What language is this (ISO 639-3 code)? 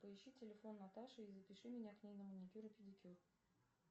rus